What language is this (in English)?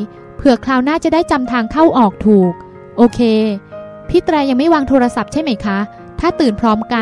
Thai